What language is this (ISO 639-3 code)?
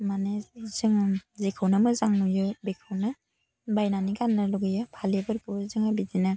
brx